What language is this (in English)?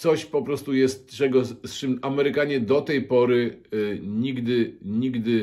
Polish